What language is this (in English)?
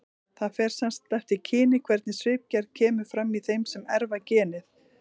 Icelandic